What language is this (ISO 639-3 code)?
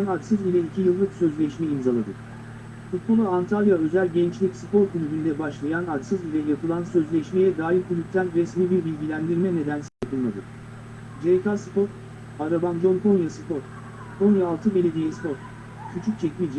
tur